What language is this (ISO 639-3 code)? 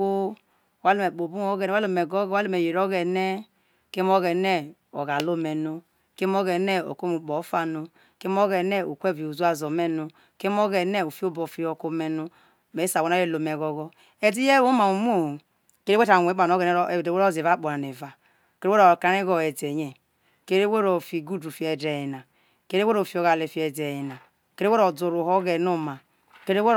iso